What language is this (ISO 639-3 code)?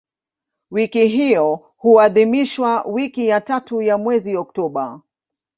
swa